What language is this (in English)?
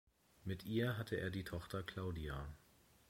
German